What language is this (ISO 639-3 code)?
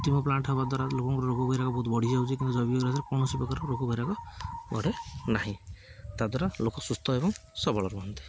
ori